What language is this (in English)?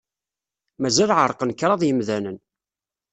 Kabyle